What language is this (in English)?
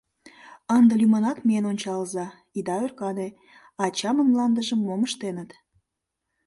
Mari